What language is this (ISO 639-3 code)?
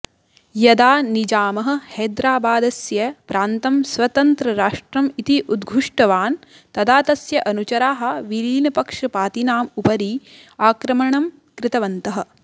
san